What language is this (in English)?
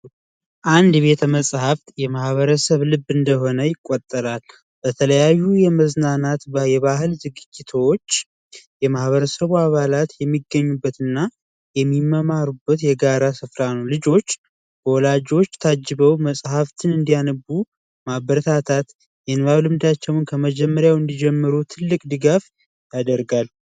Amharic